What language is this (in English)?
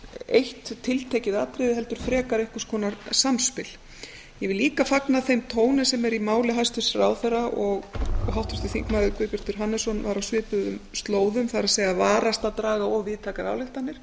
Icelandic